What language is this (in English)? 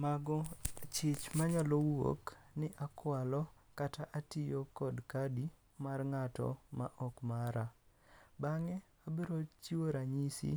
Luo (Kenya and Tanzania)